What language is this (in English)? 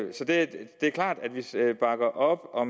Danish